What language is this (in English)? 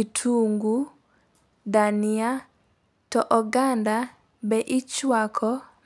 Luo (Kenya and Tanzania)